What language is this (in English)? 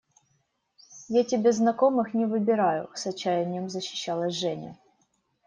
Russian